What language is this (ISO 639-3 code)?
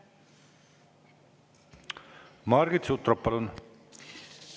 est